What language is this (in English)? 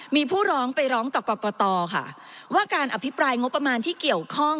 Thai